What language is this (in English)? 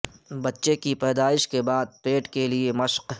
Urdu